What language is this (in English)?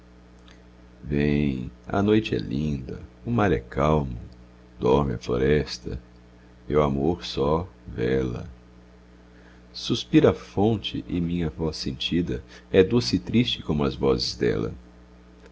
Portuguese